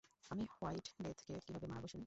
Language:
Bangla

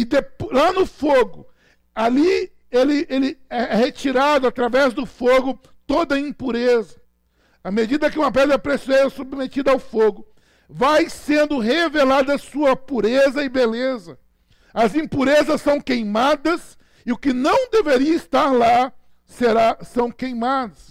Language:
Portuguese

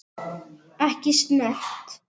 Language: Icelandic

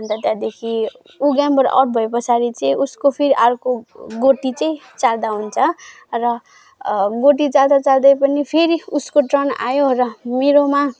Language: Nepali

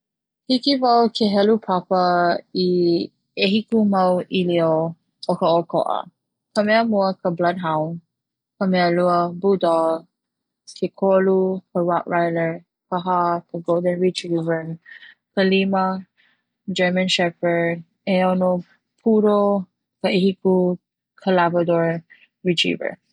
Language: Hawaiian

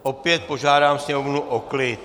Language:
Czech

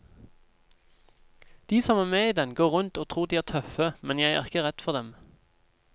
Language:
Norwegian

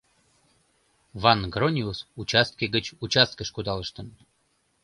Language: Mari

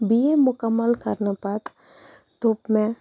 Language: Kashmiri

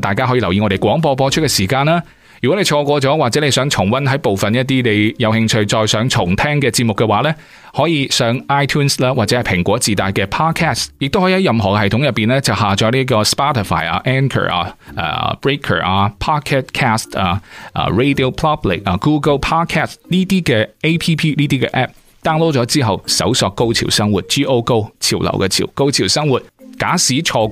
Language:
Chinese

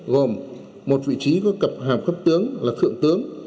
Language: Vietnamese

